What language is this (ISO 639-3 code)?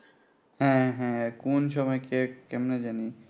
ben